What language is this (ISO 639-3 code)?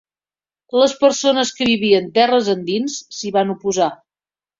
cat